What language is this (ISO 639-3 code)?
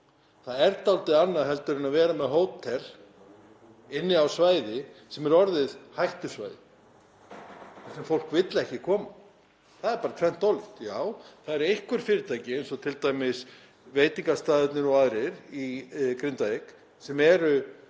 isl